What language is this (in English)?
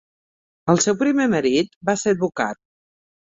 Catalan